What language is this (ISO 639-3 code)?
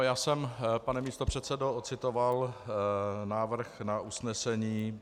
ces